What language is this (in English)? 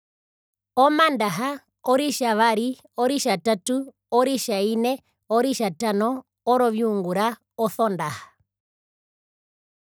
Herero